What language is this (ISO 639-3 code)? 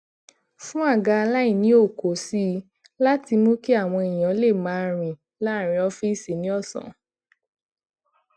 yor